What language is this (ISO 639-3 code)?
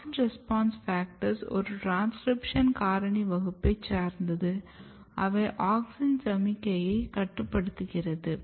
tam